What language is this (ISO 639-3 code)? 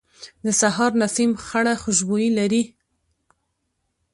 pus